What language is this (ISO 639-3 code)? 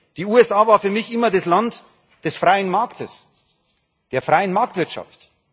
deu